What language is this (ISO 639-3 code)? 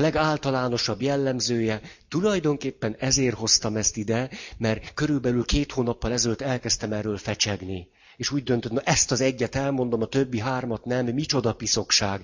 hun